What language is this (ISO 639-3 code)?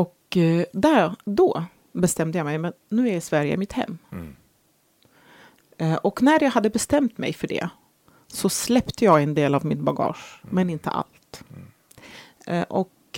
swe